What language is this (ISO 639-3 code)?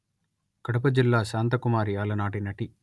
tel